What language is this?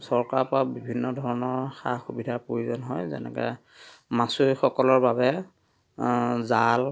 Assamese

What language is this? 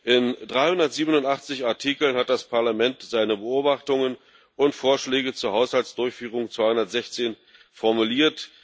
German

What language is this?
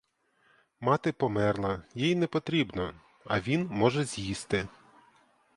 Ukrainian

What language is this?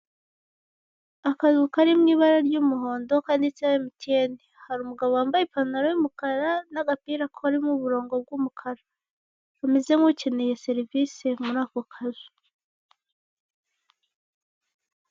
Kinyarwanda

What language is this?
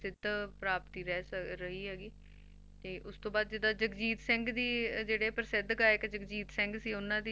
Punjabi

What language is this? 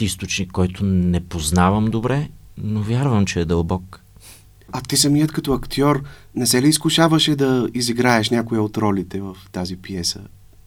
Bulgarian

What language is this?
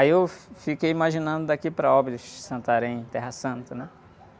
Portuguese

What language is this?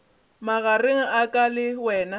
Northern Sotho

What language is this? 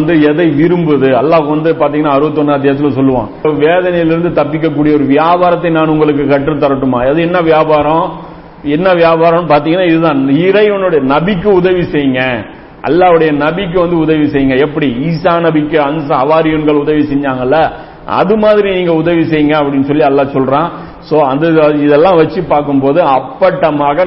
Tamil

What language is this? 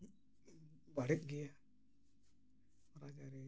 Santali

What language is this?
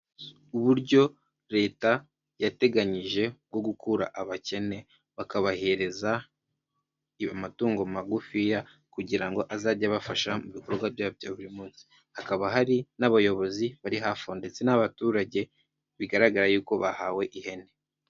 Kinyarwanda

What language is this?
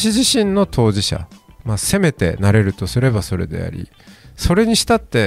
Japanese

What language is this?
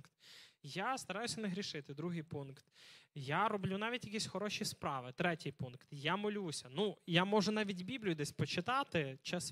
Ukrainian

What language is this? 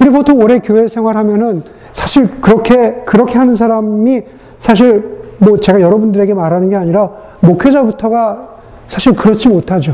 Korean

